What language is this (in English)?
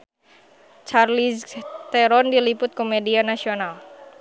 Sundanese